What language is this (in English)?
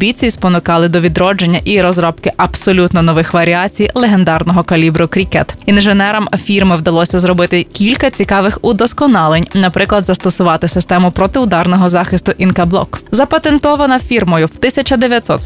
Ukrainian